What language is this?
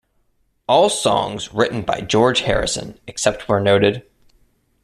English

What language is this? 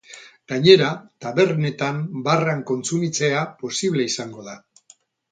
Basque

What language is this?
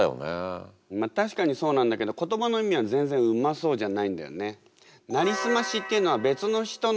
Japanese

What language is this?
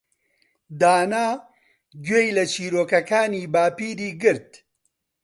Central Kurdish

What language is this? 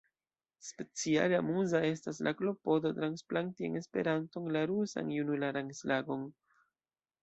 Esperanto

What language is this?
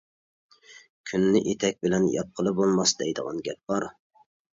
Uyghur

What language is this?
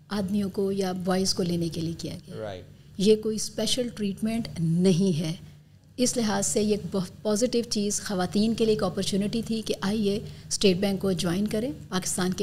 Urdu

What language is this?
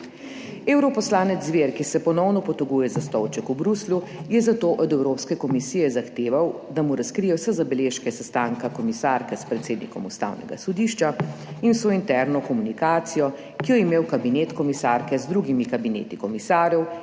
Slovenian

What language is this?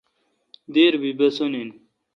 Kalkoti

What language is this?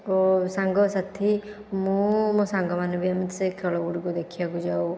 Odia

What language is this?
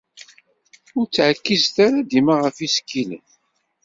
Kabyle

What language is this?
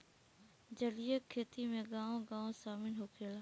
Bhojpuri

